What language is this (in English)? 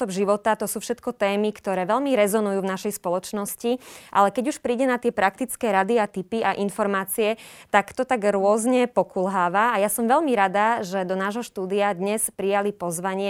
Slovak